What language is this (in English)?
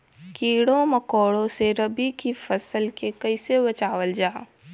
Bhojpuri